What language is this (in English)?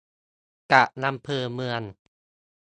Thai